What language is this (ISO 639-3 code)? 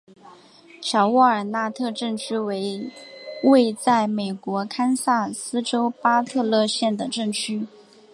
zho